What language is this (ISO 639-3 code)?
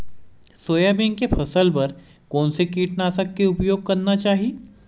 hne